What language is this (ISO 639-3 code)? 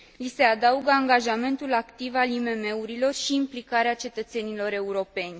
ron